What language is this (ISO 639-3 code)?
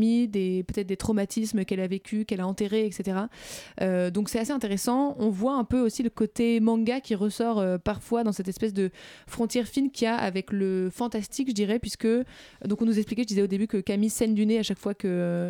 fra